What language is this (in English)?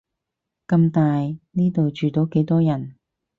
Cantonese